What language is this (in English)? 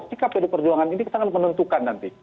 Indonesian